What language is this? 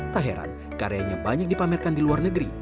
Indonesian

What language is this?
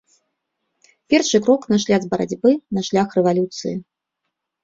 Belarusian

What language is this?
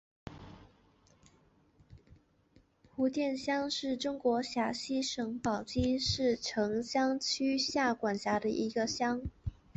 Chinese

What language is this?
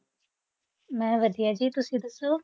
Punjabi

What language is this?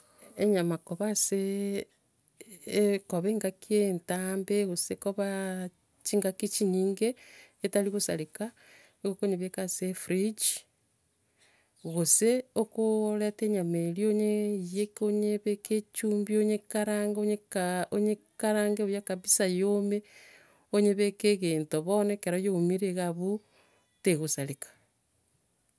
Gusii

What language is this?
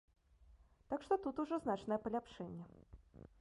Belarusian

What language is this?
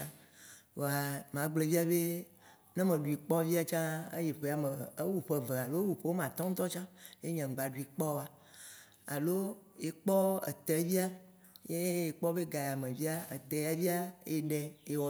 Waci Gbe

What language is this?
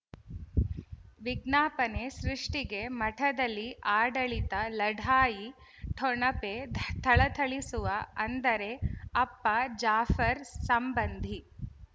Kannada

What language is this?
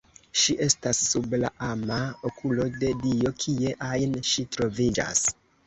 Esperanto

